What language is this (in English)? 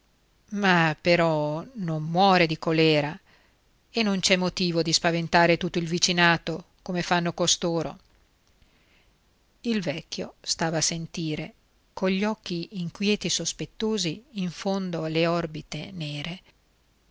Italian